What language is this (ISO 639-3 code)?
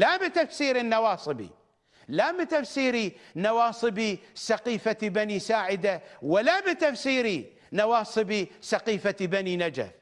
ara